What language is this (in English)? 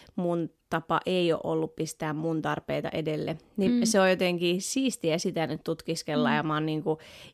Finnish